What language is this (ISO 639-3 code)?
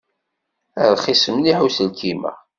kab